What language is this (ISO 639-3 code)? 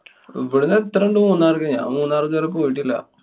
mal